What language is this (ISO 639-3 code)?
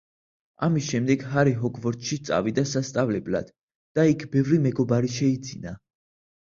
kat